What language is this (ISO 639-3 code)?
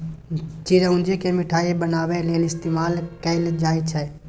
mai